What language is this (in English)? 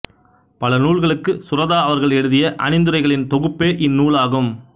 Tamil